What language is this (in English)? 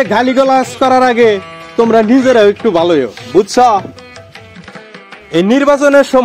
Arabic